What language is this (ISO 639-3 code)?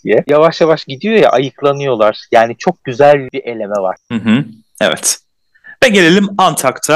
tur